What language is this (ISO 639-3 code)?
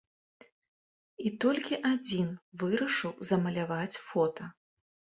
bel